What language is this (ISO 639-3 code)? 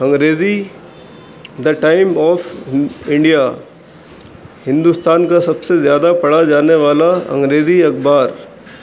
urd